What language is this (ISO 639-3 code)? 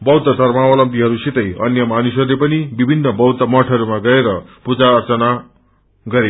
nep